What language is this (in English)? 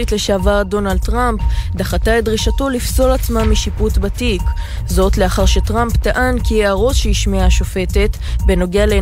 Hebrew